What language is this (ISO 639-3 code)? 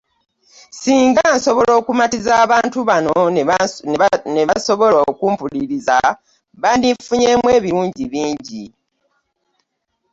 lug